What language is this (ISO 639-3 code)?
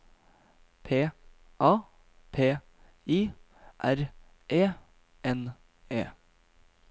nor